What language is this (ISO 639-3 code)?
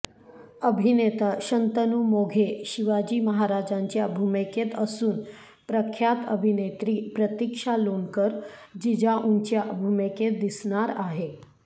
mar